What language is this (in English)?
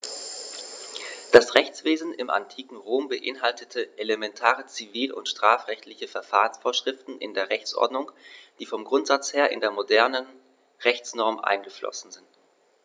German